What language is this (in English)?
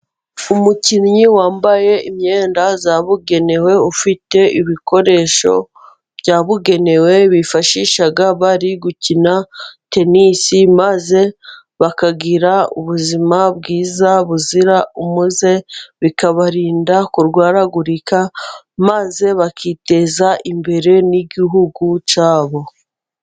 Kinyarwanda